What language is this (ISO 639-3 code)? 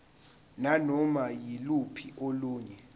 zul